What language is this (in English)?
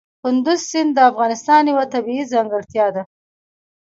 Pashto